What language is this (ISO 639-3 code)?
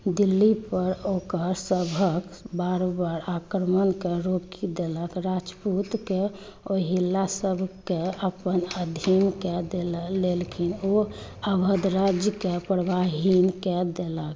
mai